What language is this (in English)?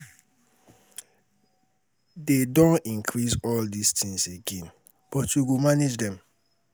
Nigerian Pidgin